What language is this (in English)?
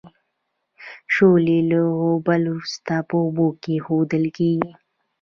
Pashto